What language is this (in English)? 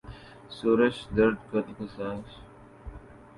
Urdu